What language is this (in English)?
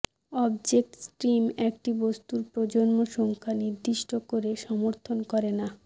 Bangla